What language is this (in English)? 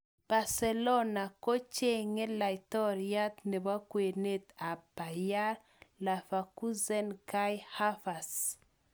Kalenjin